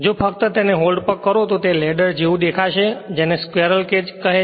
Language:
Gujarati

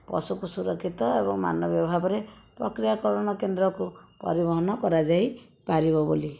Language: Odia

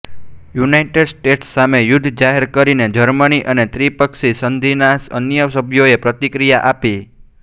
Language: Gujarati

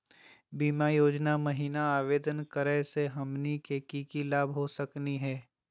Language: Magahi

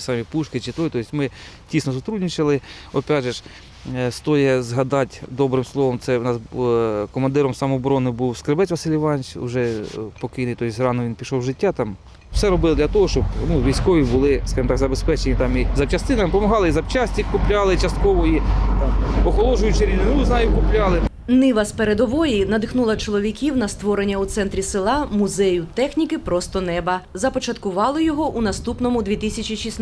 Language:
Ukrainian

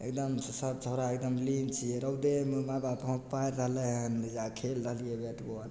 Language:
Maithili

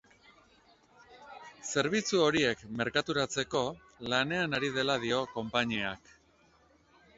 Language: Basque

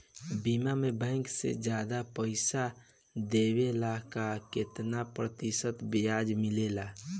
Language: Bhojpuri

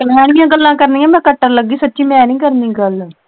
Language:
Punjabi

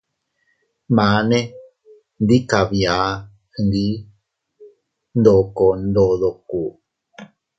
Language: Teutila Cuicatec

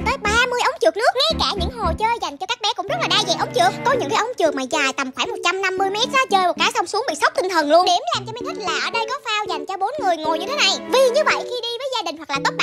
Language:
Vietnamese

